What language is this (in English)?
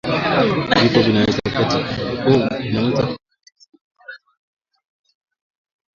Swahili